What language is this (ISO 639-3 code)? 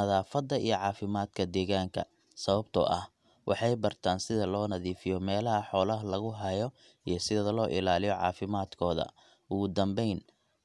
som